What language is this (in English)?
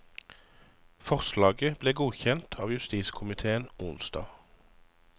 Norwegian